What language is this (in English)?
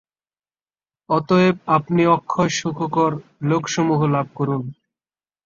Bangla